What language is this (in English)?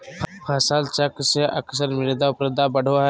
Magahi